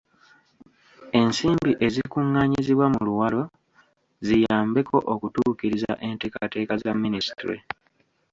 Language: Ganda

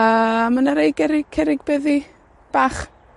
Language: Welsh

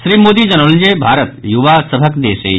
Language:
Maithili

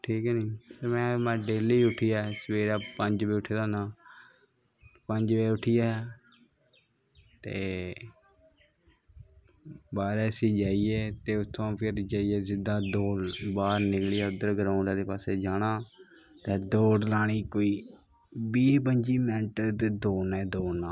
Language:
Dogri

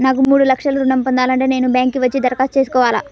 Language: Telugu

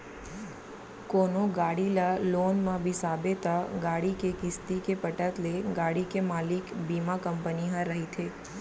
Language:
Chhattisgarhi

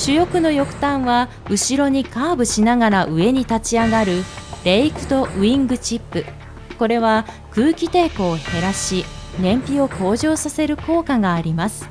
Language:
Japanese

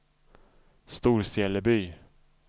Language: Swedish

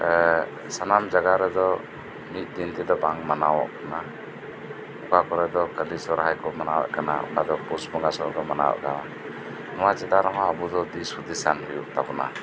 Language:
Santali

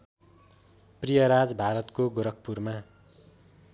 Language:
Nepali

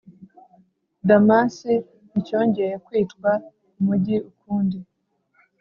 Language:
Kinyarwanda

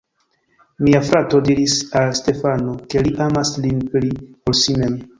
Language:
Esperanto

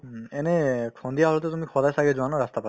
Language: Assamese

